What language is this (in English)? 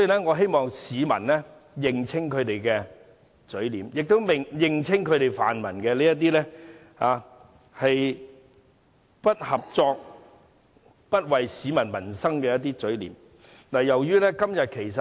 Cantonese